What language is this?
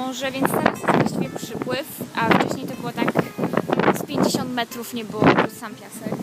Polish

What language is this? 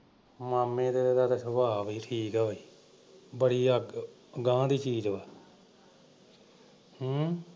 Punjabi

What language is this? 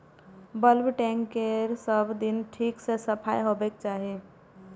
Maithili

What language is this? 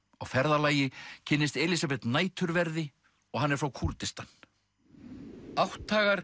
Icelandic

